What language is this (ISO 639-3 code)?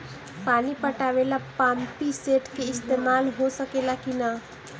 bho